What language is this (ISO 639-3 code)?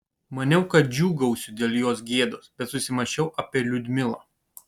lit